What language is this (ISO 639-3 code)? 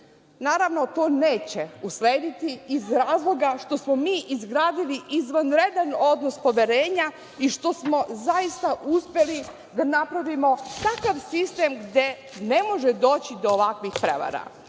srp